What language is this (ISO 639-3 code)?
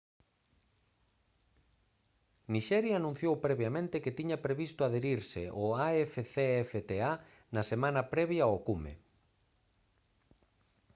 glg